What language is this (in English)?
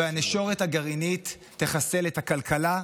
Hebrew